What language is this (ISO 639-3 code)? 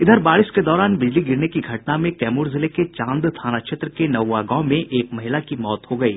hin